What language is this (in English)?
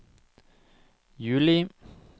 Norwegian